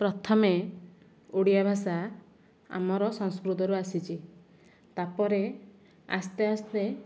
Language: Odia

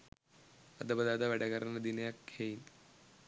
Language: Sinhala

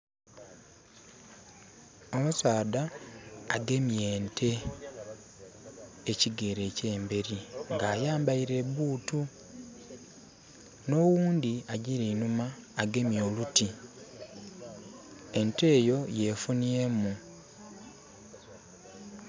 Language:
Soga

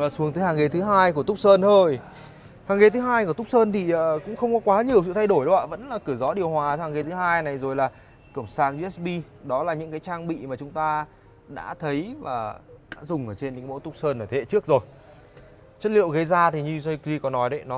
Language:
Vietnamese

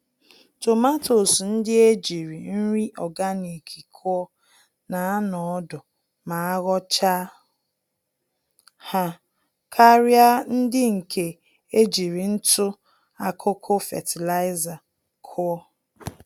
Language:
Igbo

